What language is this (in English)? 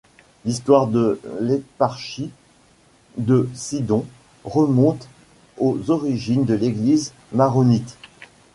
French